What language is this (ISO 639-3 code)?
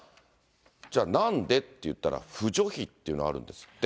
jpn